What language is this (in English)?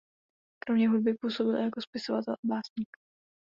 Czech